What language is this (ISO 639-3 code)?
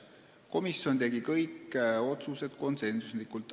est